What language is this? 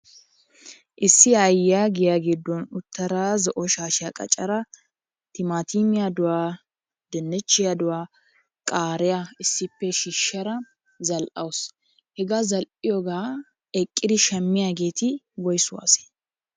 Wolaytta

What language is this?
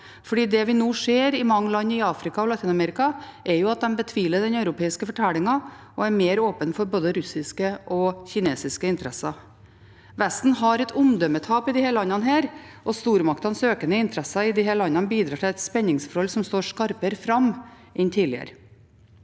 Norwegian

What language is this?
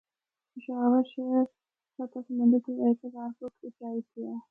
Northern Hindko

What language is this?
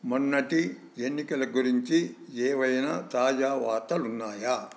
Telugu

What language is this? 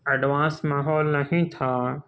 Urdu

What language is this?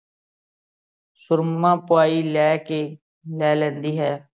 Punjabi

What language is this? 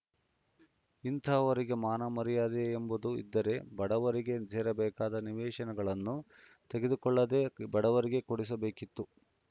Kannada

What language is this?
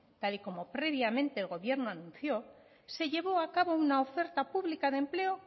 Spanish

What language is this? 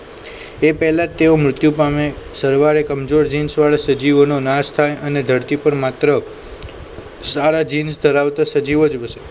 Gujarati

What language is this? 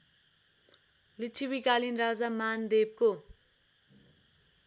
Nepali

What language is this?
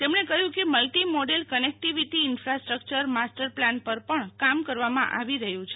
Gujarati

